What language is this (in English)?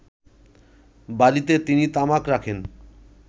Bangla